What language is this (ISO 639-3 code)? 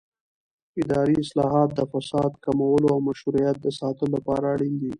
pus